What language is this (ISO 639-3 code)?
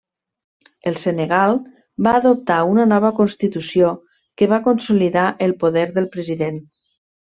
cat